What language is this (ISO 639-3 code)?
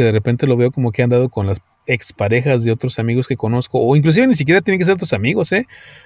spa